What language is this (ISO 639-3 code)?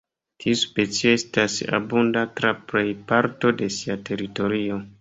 epo